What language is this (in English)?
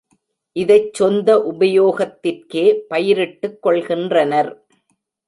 Tamil